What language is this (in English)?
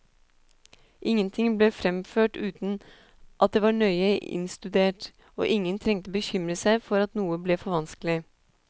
Norwegian